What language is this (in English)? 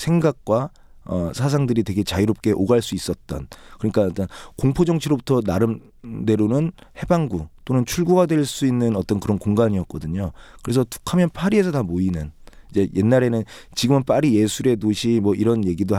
Korean